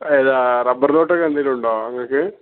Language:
Malayalam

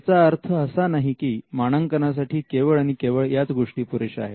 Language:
Marathi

